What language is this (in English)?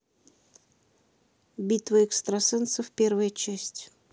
Russian